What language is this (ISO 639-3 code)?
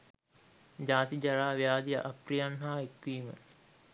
sin